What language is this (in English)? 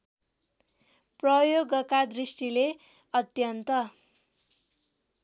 Nepali